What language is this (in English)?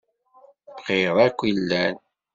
Kabyle